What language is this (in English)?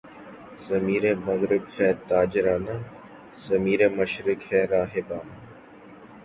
Urdu